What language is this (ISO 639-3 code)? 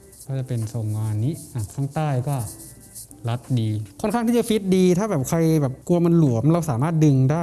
tha